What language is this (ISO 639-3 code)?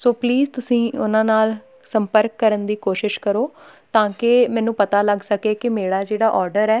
pan